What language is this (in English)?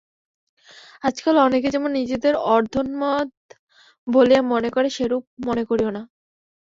Bangla